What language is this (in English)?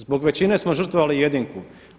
Croatian